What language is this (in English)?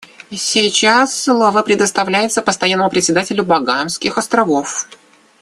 Russian